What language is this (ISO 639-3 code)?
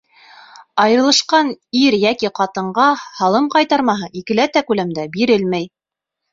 bak